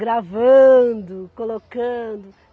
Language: Portuguese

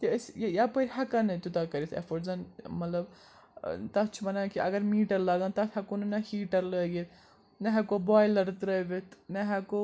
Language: Kashmiri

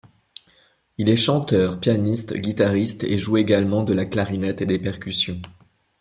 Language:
French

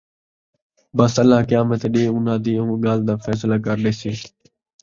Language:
Saraiki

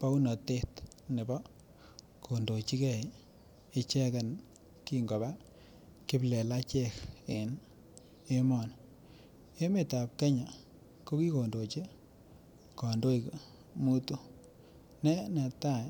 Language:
Kalenjin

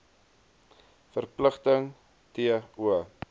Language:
Afrikaans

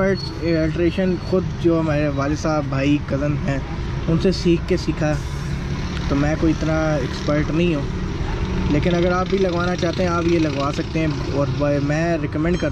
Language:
Hindi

